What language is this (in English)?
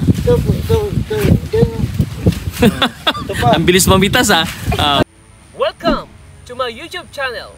Filipino